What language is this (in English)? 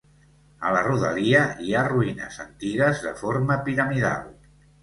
Catalan